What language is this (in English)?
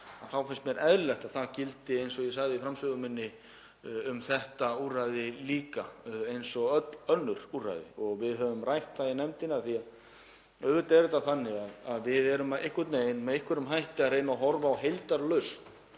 Icelandic